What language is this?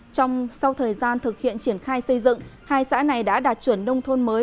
Vietnamese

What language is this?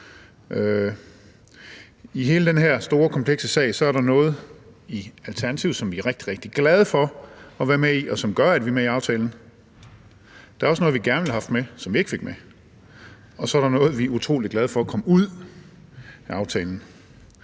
Danish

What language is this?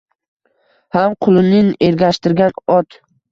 Uzbek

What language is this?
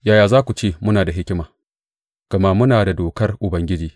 Hausa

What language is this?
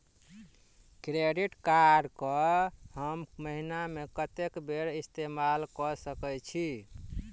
Maithili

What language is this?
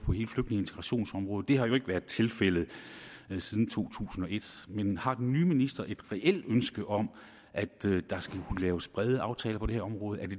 Danish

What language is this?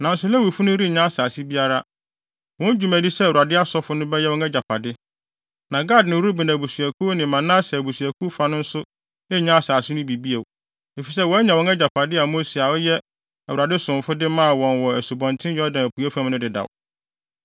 Akan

